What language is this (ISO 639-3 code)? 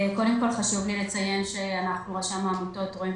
heb